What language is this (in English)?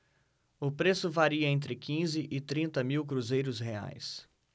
Portuguese